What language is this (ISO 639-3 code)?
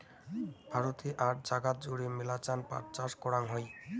ben